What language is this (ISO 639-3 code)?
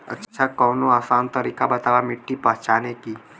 bho